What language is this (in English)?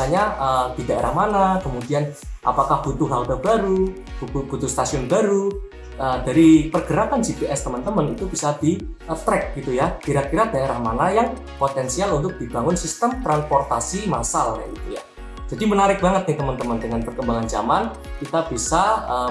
Indonesian